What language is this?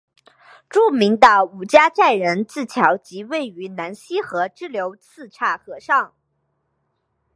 Chinese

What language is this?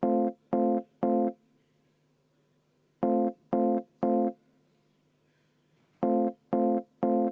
Estonian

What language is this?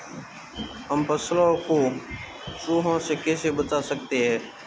Hindi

